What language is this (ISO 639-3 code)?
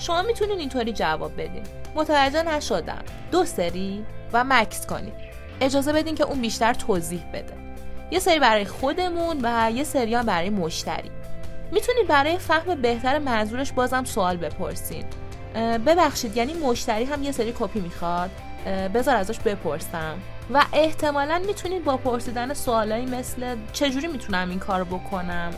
fas